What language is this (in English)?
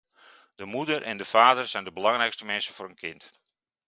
Dutch